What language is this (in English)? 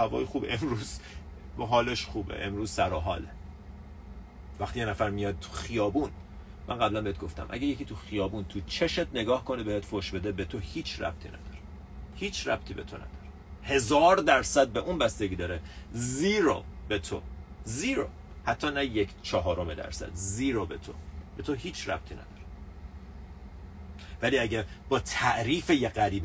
Persian